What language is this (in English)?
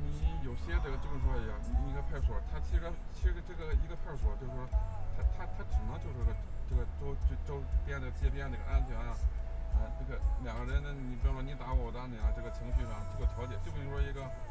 Chinese